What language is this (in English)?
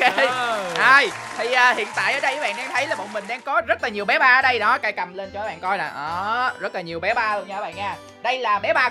Vietnamese